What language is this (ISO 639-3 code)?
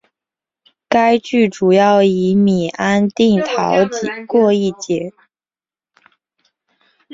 zho